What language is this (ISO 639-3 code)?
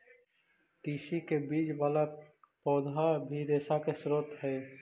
mag